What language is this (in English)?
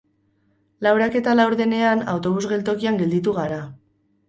Basque